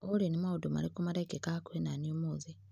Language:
Kikuyu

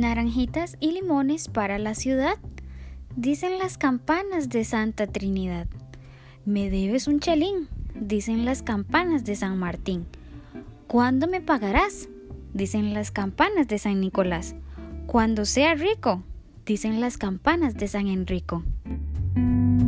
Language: Spanish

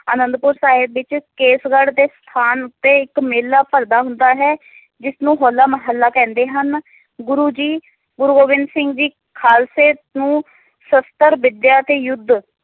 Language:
Punjabi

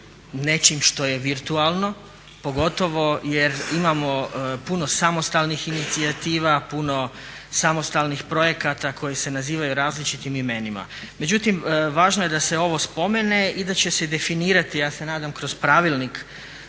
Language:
Croatian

